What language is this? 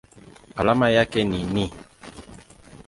Swahili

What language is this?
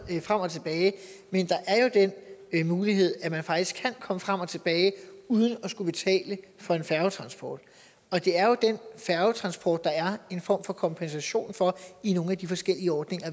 Danish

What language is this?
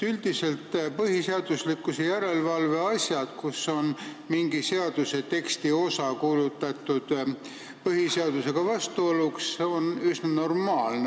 Estonian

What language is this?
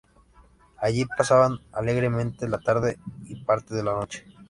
Spanish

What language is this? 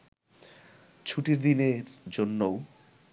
Bangla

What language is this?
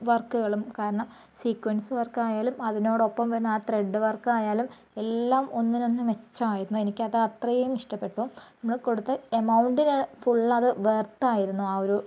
Malayalam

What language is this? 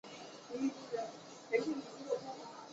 Chinese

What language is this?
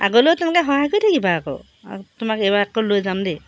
Assamese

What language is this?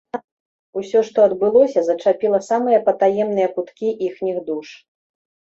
Belarusian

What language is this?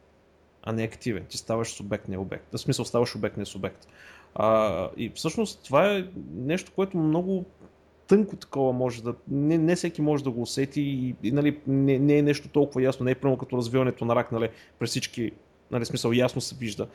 Bulgarian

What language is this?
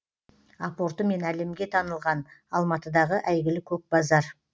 Kazakh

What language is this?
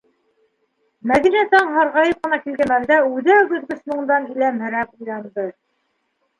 Bashkir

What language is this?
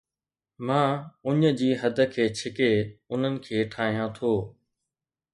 Sindhi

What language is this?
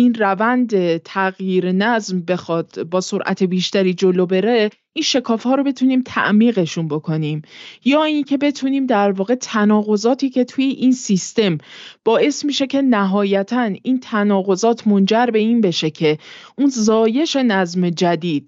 Persian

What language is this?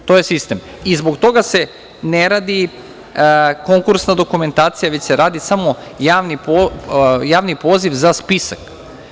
Serbian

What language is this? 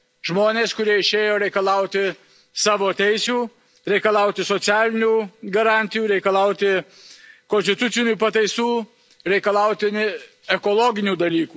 Lithuanian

